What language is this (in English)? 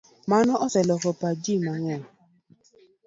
Luo (Kenya and Tanzania)